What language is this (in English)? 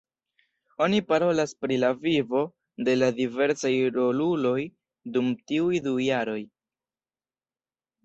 Esperanto